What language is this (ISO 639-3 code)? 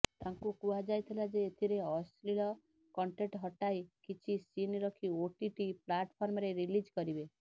ori